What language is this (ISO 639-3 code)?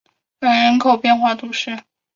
zho